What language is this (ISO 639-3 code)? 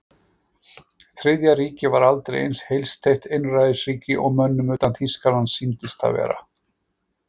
isl